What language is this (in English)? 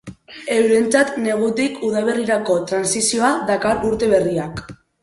Basque